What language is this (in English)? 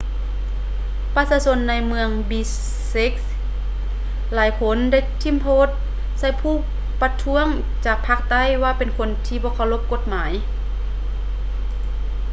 Lao